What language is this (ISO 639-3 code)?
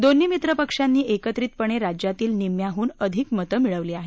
mar